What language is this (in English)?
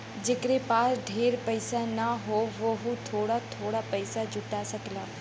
Bhojpuri